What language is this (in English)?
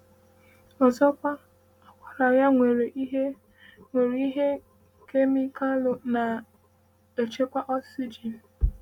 Igbo